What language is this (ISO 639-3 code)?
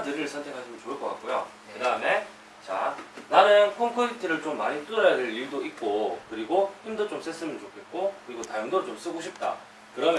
kor